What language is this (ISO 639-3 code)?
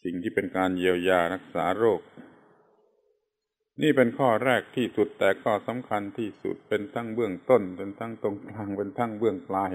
tha